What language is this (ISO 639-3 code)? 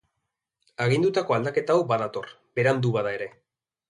eus